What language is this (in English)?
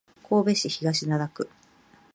Japanese